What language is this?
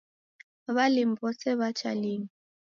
Taita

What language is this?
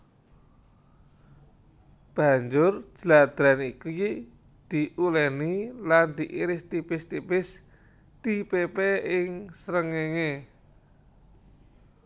Javanese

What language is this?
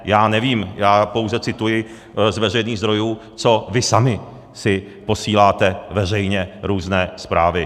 Czech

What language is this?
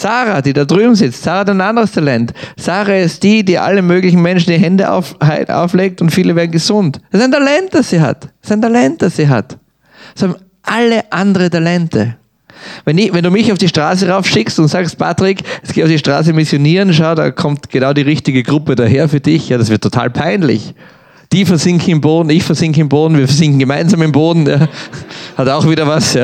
German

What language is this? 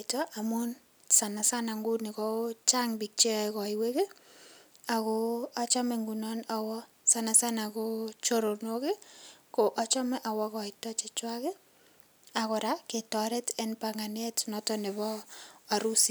Kalenjin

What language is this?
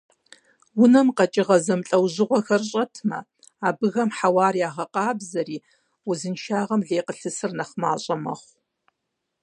Kabardian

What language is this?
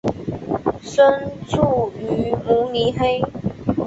Chinese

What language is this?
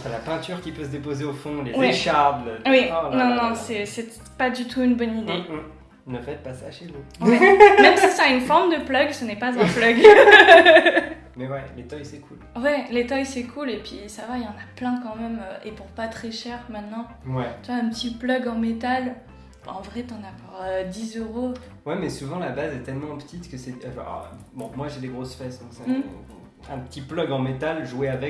French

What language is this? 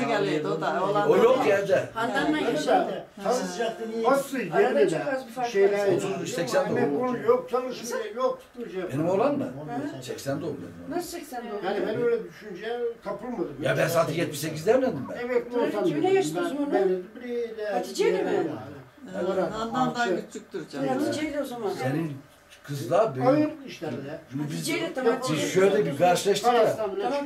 Turkish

